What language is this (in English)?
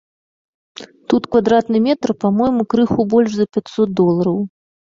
Belarusian